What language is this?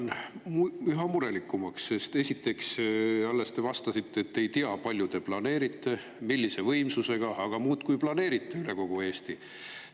Estonian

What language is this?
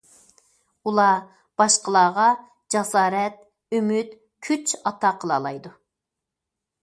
Uyghur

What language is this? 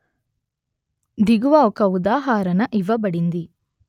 Telugu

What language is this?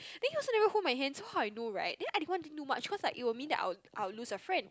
English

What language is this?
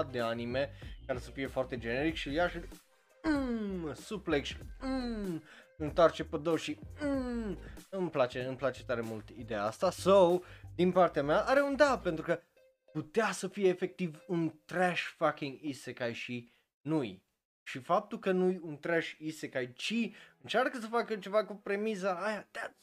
Romanian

